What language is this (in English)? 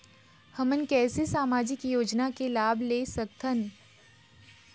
Chhattisgarhi